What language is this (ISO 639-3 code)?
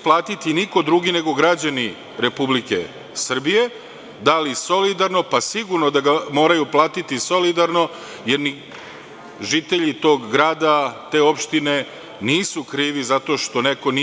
srp